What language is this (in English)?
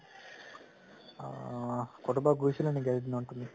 Assamese